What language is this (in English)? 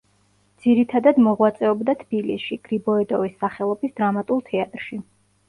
Georgian